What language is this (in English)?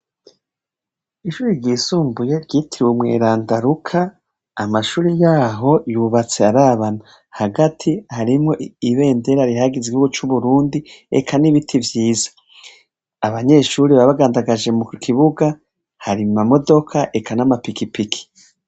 Rundi